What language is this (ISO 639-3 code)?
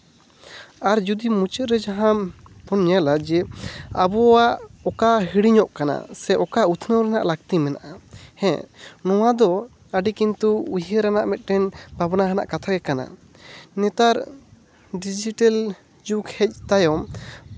sat